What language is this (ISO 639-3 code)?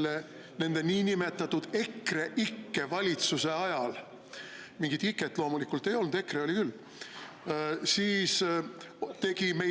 est